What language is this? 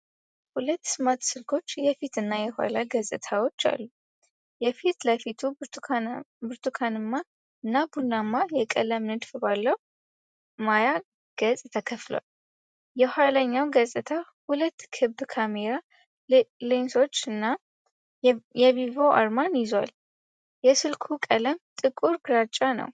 Amharic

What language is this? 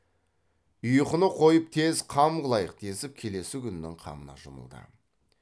Kazakh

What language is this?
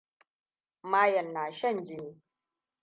Hausa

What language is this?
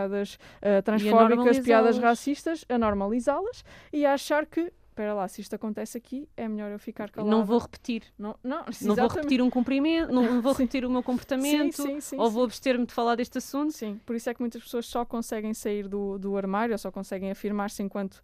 Portuguese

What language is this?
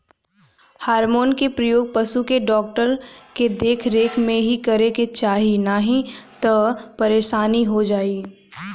Bhojpuri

